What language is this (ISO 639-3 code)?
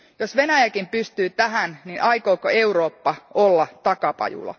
fin